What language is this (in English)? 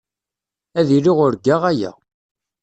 Kabyle